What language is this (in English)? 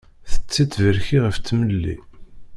Kabyle